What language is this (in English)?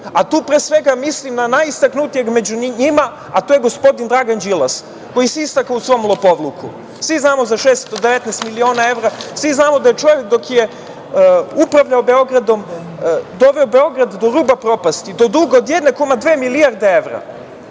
Serbian